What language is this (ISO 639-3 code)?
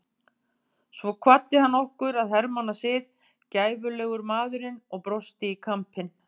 isl